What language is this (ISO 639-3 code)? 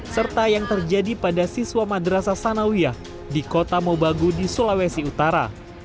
ind